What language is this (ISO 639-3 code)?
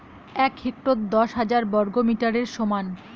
ben